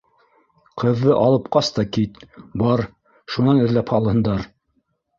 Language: Bashkir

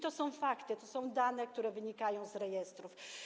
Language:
Polish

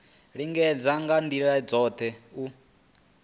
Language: Venda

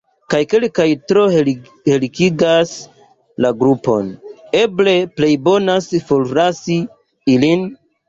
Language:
Esperanto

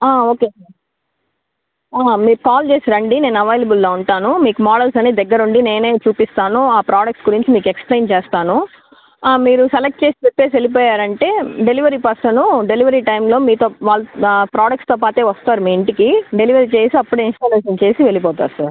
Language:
Telugu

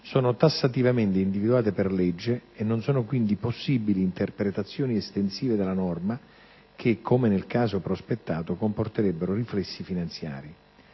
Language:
Italian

